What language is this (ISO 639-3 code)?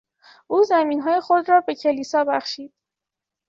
fas